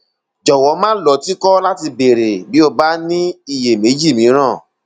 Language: Yoruba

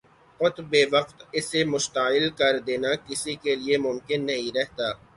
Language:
Urdu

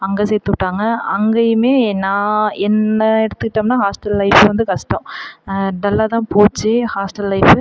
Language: Tamil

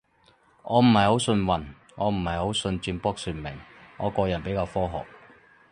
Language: Cantonese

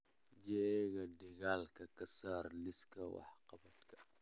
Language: Somali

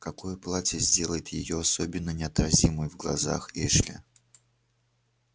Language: Russian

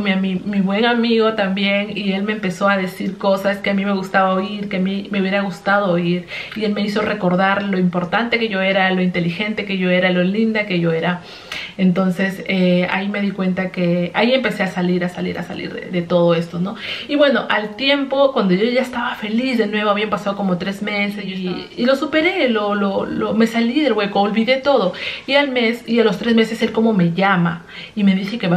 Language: Spanish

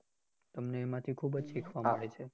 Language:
Gujarati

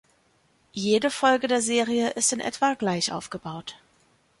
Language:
German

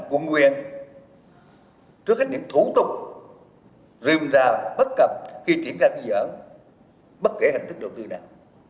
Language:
Vietnamese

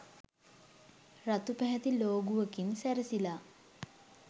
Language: Sinhala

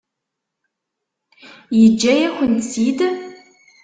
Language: Kabyle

